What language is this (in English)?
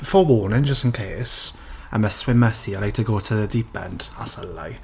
English